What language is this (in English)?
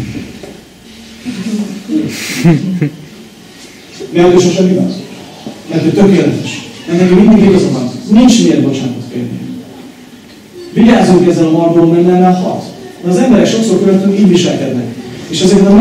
Hungarian